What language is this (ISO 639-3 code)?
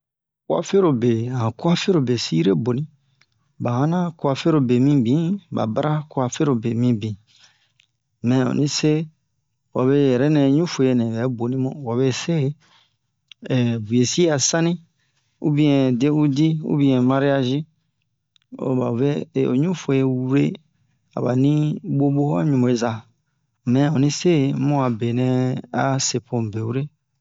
bmq